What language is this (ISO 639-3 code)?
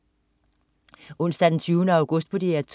dan